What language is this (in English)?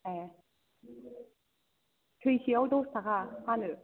Bodo